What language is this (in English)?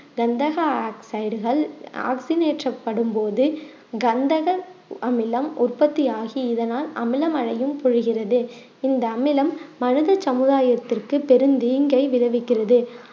Tamil